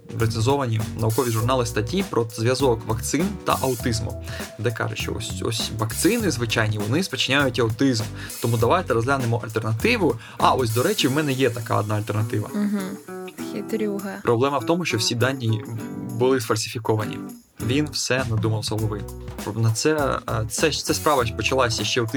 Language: Ukrainian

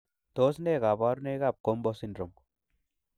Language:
Kalenjin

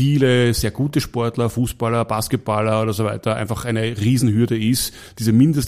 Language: German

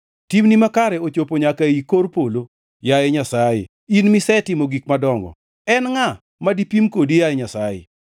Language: Luo (Kenya and Tanzania)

